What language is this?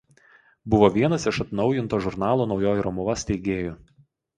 Lithuanian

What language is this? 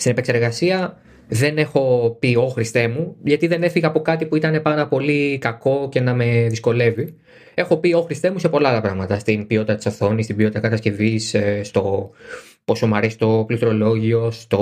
Greek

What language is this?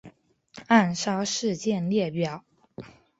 Chinese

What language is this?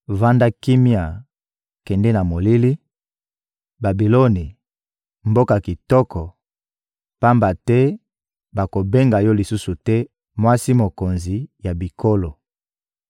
Lingala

